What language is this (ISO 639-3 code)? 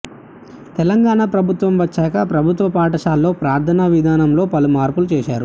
tel